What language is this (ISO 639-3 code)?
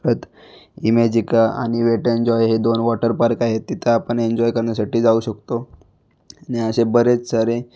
mar